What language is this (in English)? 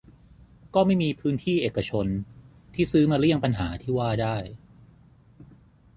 Thai